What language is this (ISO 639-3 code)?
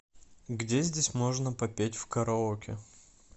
rus